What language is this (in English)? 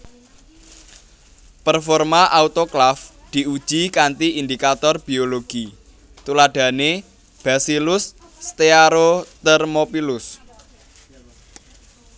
Javanese